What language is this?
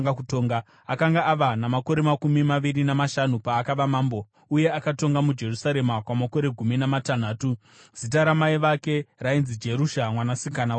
Shona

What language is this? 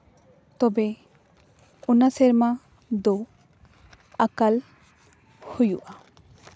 Santali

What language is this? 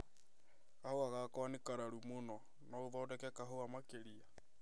Kikuyu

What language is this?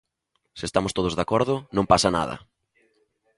Galician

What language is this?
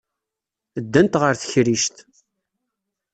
Kabyle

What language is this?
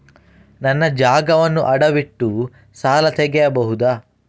Kannada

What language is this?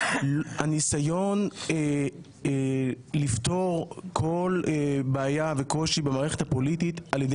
Hebrew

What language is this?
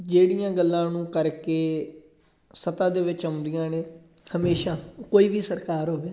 Punjabi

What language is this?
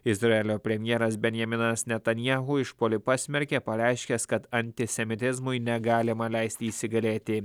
Lithuanian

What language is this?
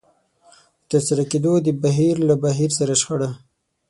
Pashto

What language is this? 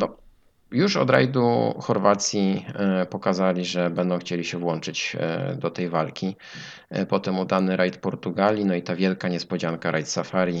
Polish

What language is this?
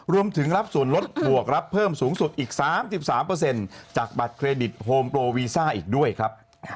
Thai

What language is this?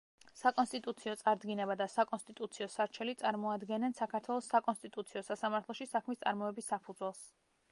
Georgian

